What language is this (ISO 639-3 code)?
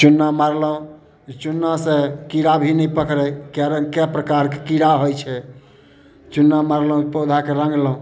mai